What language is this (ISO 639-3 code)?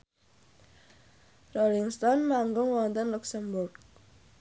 jav